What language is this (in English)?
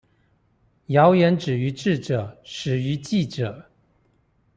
Chinese